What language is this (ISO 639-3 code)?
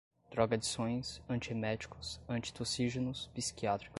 por